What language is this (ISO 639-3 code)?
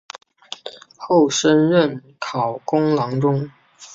zho